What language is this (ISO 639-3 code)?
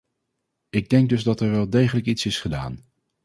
nld